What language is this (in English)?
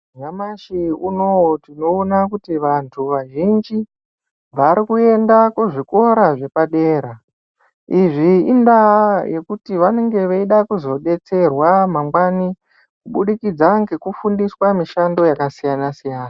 Ndau